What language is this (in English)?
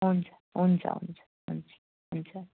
Nepali